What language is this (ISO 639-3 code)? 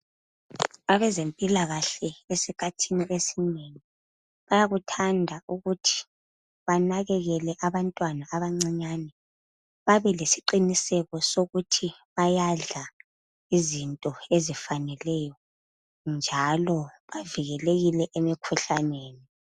nde